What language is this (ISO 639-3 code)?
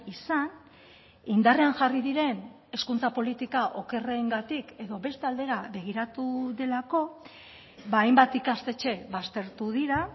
eus